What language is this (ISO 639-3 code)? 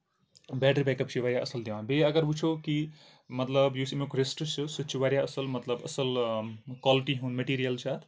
kas